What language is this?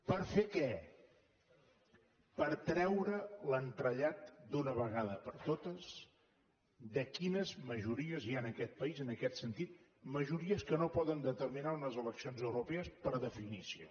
Catalan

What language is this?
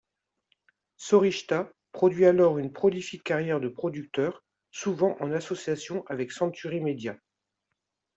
French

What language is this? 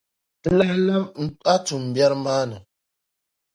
Dagbani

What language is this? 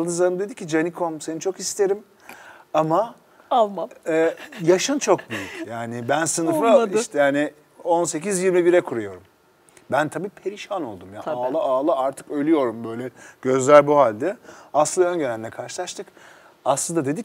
Turkish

